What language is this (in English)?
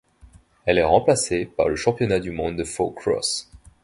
French